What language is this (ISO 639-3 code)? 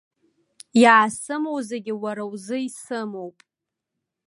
abk